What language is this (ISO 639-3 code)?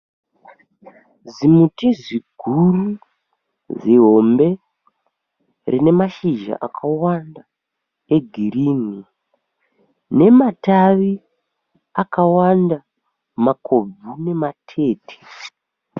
sna